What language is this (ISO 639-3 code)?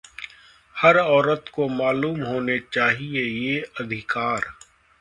hin